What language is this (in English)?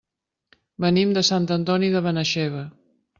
Catalan